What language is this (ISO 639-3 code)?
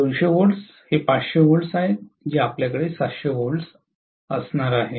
mar